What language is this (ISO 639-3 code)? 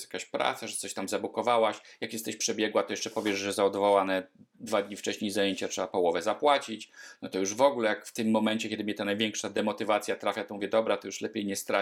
pol